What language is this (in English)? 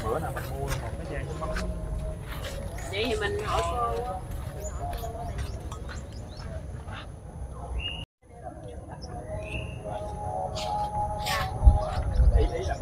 Vietnamese